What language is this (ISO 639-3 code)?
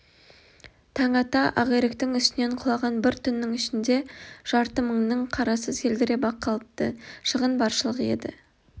kaz